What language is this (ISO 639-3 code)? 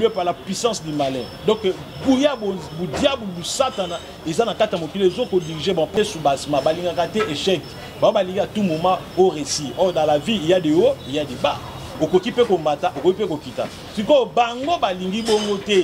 fra